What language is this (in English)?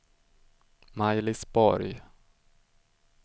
Swedish